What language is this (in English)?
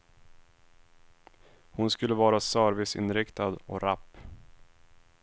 Swedish